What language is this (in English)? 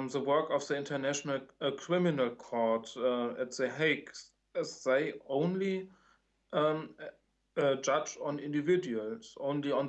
German